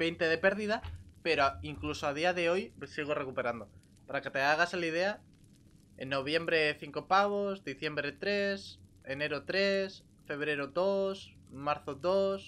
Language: Spanish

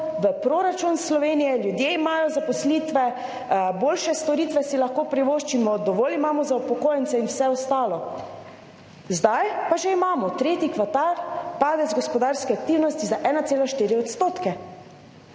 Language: Slovenian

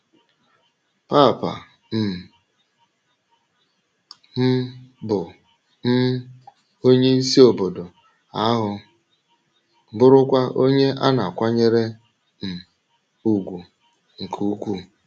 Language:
Igbo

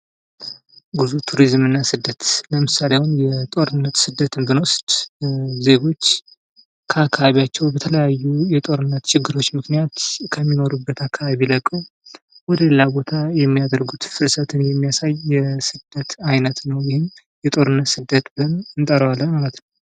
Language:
Amharic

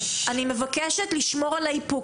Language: Hebrew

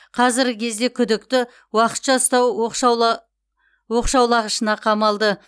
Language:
Kazakh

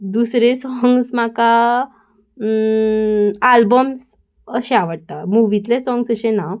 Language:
Konkani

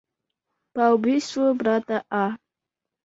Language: Kyrgyz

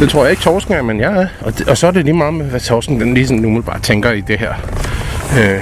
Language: Danish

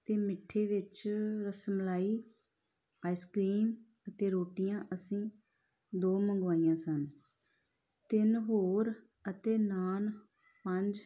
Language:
Punjabi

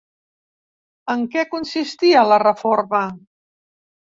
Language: Catalan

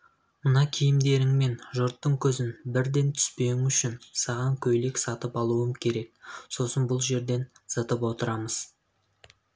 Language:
Kazakh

